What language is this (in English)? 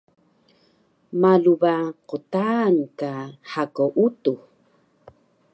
Taroko